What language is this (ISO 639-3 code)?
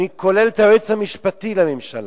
heb